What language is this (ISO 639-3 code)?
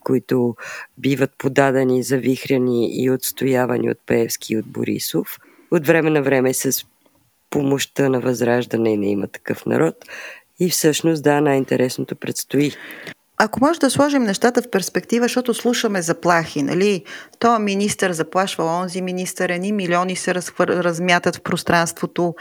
bul